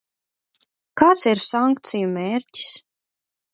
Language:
Latvian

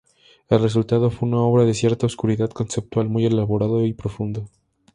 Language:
Spanish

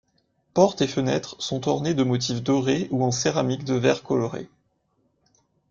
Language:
French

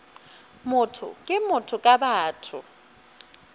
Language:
Northern Sotho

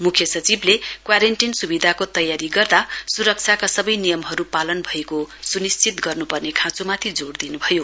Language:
Nepali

